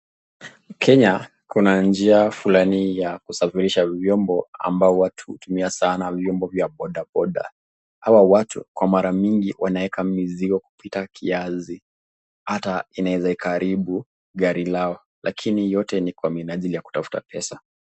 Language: Swahili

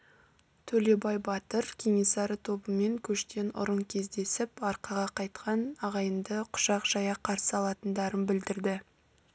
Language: Kazakh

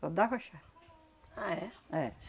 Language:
Portuguese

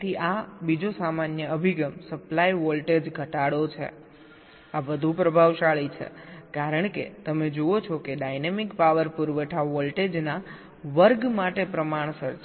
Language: Gujarati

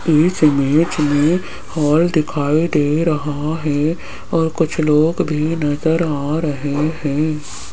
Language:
Hindi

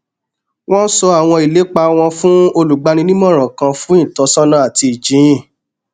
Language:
Yoruba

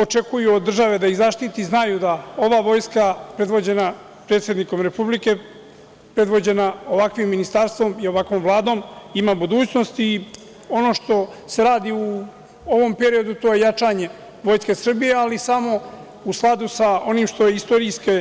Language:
Serbian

